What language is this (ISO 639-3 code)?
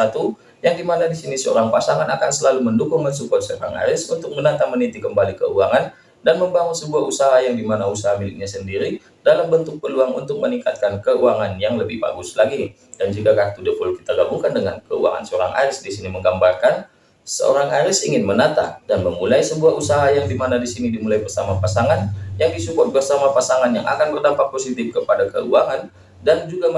ind